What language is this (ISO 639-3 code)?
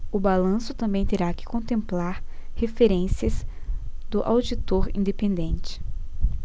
por